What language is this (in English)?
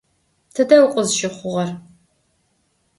Adyghe